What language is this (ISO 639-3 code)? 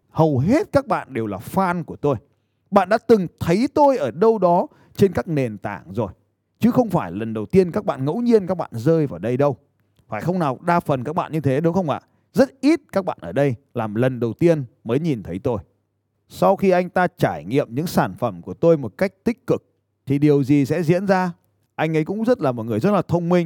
vie